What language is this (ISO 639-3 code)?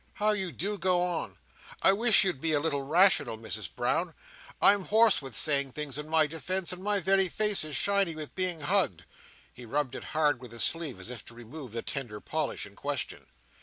eng